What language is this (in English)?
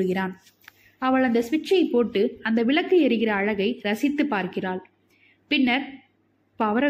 Tamil